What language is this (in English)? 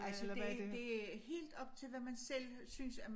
Danish